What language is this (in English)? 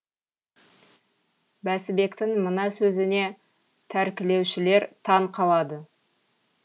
Kazakh